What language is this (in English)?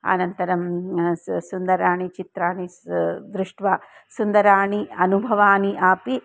Sanskrit